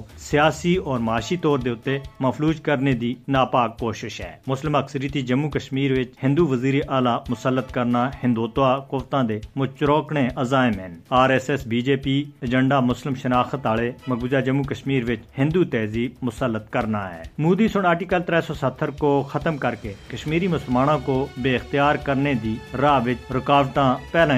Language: Urdu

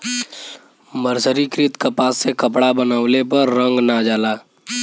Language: Bhojpuri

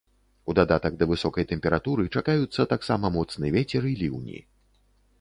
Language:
Belarusian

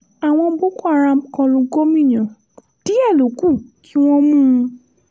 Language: Yoruba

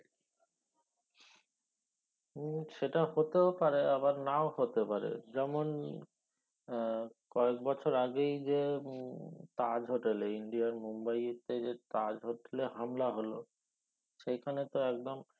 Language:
Bangla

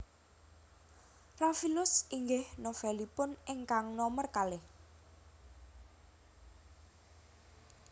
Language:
Javanese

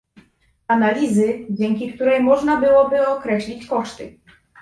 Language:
Polish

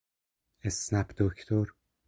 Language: Persian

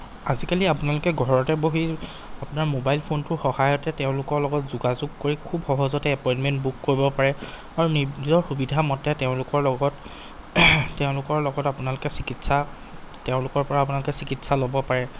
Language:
Assamese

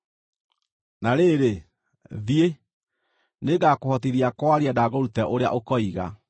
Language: Kikuyu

